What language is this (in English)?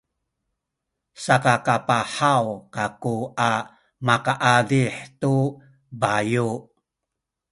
Sakizaya